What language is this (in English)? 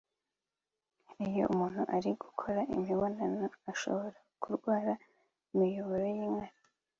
Kinyarwanda